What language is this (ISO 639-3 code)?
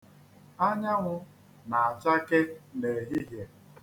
ibo